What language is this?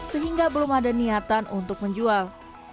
Indonesian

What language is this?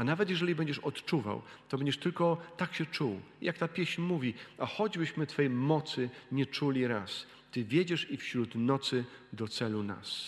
Polish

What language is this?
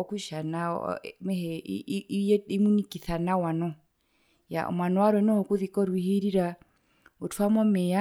Herero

